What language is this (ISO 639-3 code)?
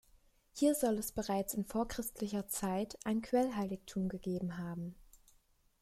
deu